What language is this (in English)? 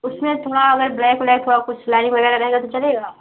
Hindi